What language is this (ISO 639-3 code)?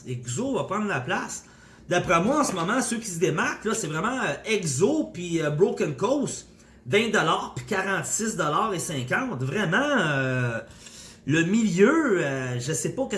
fra